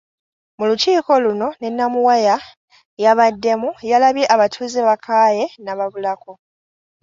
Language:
Ganda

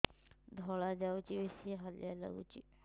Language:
Odia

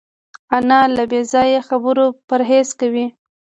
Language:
Pashto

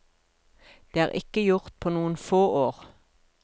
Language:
Norwegian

